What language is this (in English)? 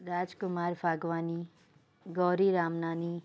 Sindhi